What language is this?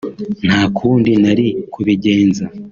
Kinyarwanda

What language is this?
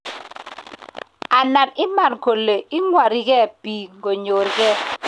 Kalenjin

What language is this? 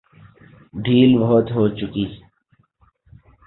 Urdu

